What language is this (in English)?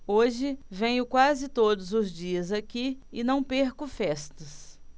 Portuguese